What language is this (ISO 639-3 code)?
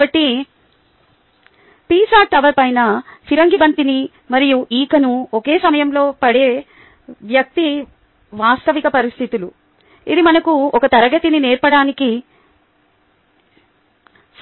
tel